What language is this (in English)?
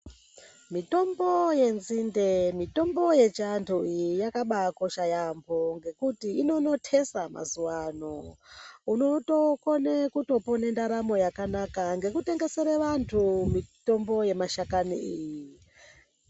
Ndau